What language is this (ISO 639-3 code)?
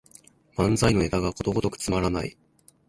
jpn